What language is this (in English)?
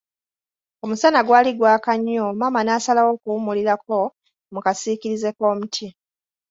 Ganda